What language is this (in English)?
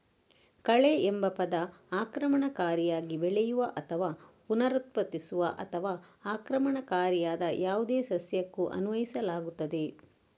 Kannada